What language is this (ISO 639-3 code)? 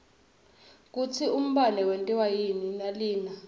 ssw